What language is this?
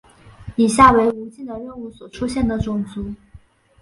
Chinese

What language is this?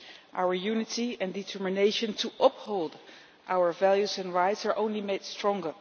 English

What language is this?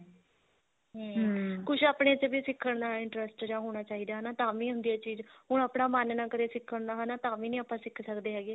Punjabi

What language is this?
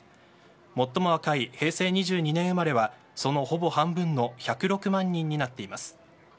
Japanese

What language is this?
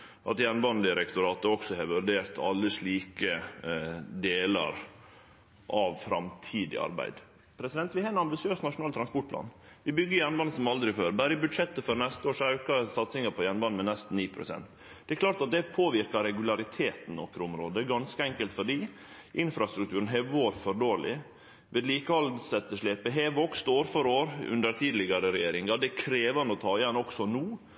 Norwegian Nynorsk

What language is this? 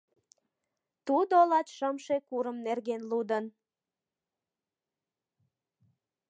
Mari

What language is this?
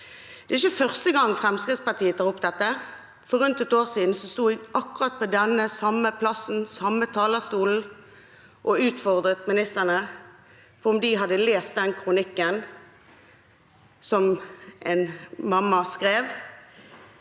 Norwegian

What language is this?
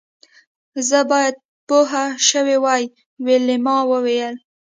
Pashto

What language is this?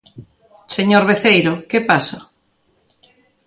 Galician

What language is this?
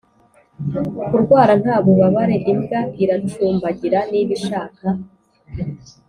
Kinyarwanda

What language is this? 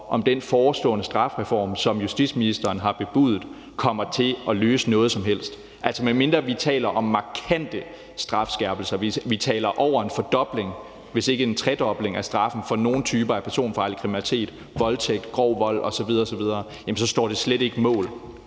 Danish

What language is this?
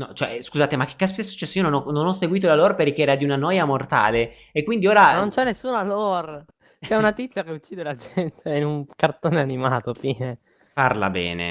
Italian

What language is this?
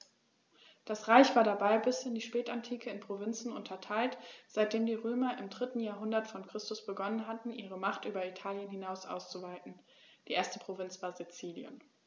German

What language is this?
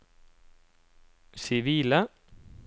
Norwegian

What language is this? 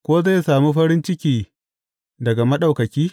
Hausa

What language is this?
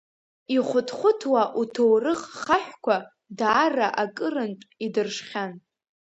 Abkhazian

